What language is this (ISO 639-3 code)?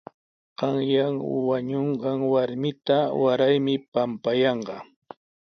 qws